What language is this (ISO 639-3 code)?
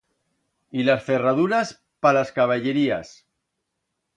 arg